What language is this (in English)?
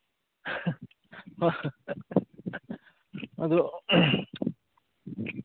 Manipuri